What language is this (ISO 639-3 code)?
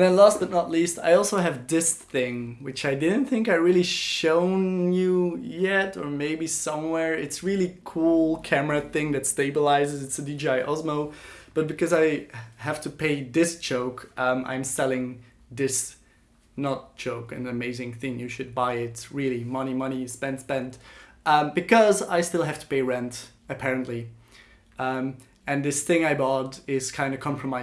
eng